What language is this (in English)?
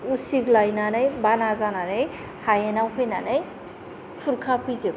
Bodo